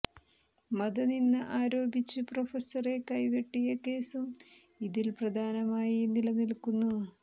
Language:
Malayalam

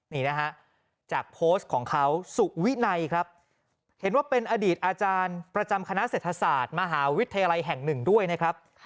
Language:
Thai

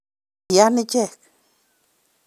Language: Kalenjin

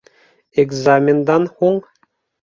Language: Bashkir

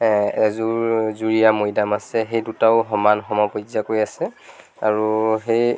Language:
Assamese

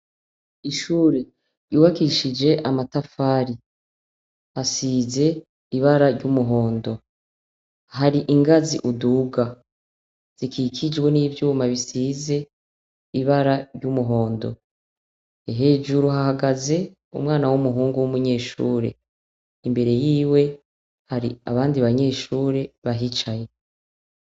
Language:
Rundi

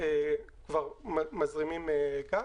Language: Hebrew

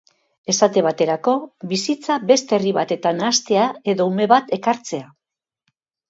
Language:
Basque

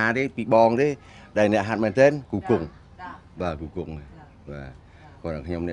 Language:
Thai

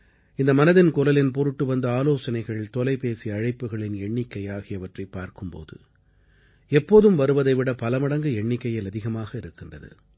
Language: Tamil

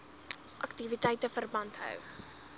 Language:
Afrikaans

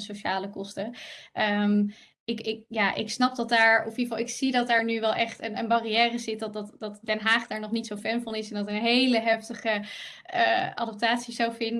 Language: Dutch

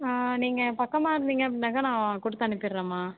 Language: Tamil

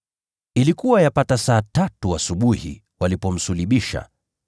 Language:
Swahili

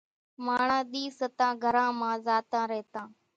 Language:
Kachi Koli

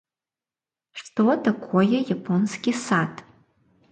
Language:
Russian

